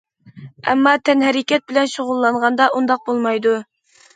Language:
Uyghur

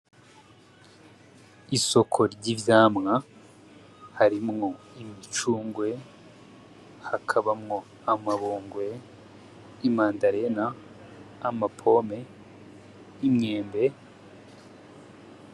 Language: Rundi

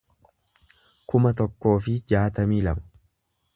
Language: Oromo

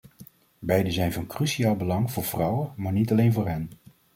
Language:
Dutch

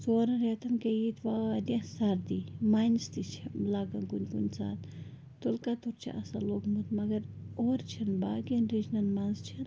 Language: Kashmiri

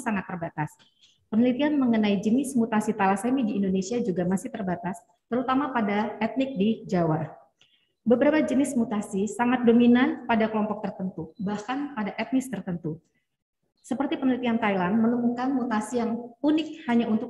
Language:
Indonesian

